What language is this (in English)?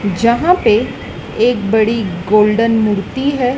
Hindi